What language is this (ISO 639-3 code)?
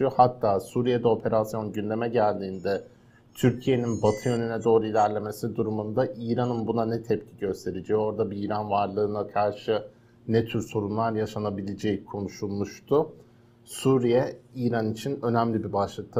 tur